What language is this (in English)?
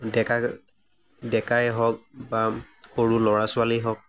Assamese